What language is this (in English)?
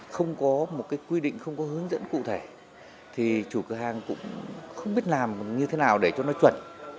Vietnamese